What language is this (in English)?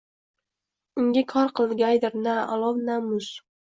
Uzbek